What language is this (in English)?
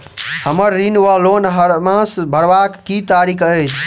Maithili